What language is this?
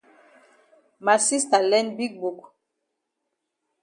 Cameroon Pidgin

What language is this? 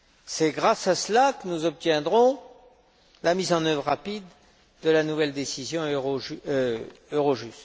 French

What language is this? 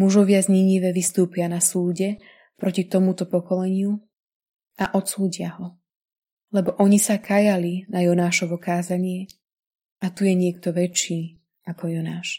Slovak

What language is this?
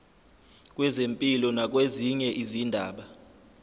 Zulu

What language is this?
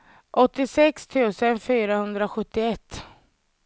Swedish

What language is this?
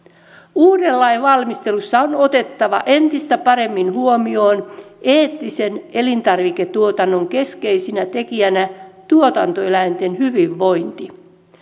Finnish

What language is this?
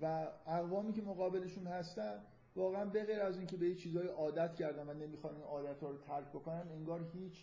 Persian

